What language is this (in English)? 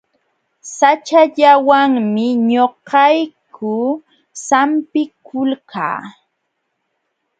Jauja Wanca Quechua